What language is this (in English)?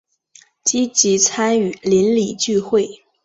Chinese